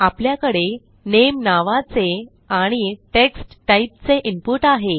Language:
Marathi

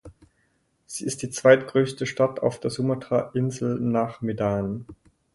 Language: German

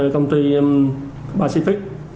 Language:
Vietnamese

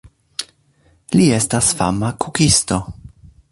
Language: Esperanto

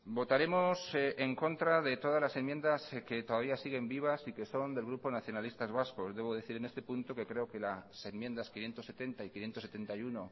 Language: Spanish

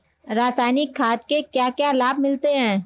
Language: Hindi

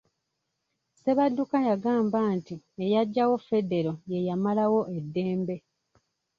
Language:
Ganda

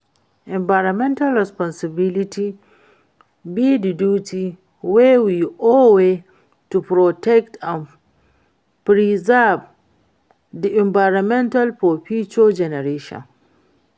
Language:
Nigerian Pidgin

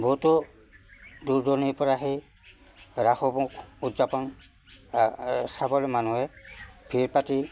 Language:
Assamese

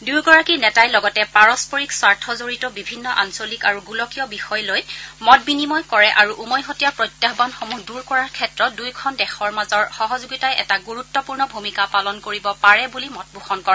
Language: Assamese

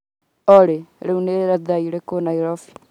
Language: Kikuyu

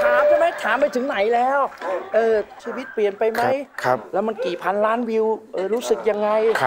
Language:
Thai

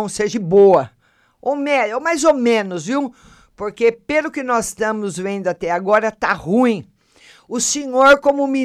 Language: Portuguese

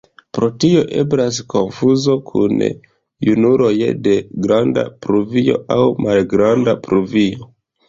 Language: Esperanto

